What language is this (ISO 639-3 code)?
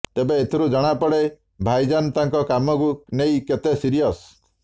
ori